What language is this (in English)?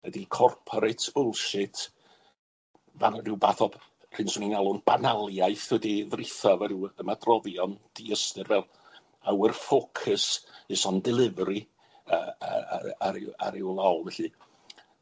Welsh